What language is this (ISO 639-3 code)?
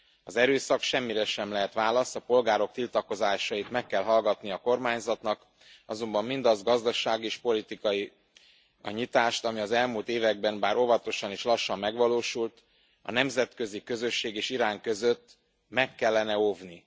hun